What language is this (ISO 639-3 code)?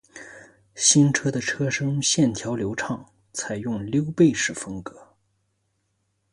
zho